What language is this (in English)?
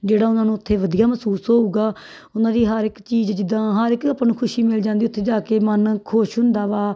Punjabi